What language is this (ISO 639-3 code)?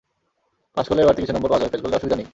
ben